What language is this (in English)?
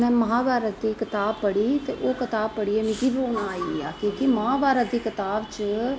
Dogri